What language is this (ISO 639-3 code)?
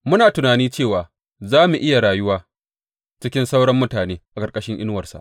hau